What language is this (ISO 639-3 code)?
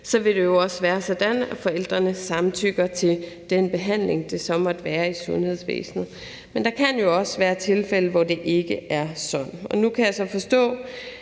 dan